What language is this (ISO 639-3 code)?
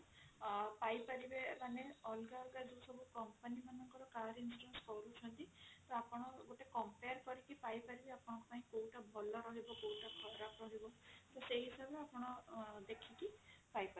ori